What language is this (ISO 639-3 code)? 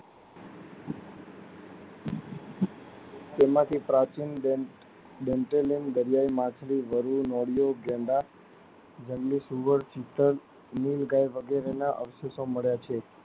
guj